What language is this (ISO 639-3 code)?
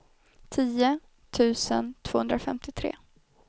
swe